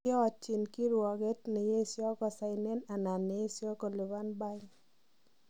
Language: Kalenjin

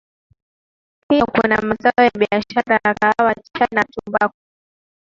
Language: Swahili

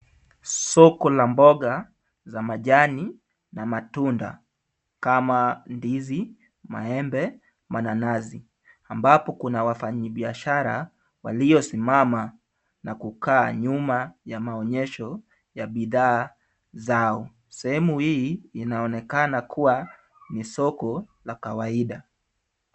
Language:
Swahili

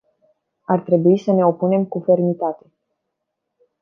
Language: Romanian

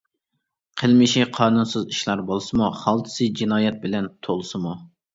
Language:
Uyghur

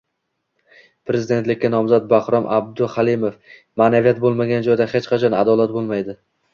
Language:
Uzbek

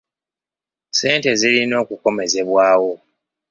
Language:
Ganda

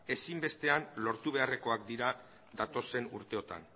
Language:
Basque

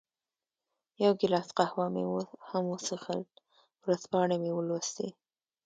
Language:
Pashto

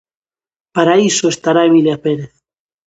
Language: Galician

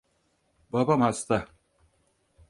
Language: Turkish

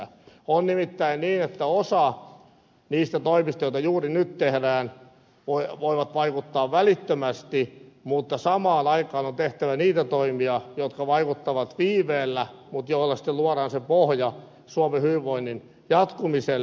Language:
Finnish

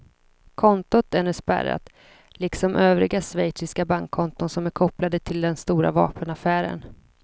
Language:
Swedish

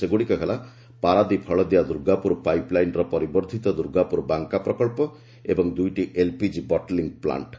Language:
Odia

